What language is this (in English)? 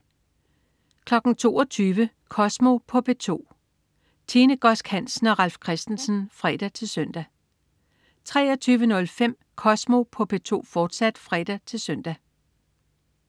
Danish